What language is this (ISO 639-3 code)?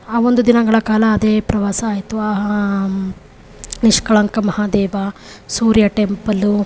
kan